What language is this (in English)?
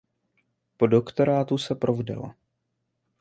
Czech